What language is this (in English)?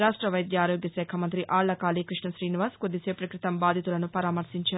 Telugu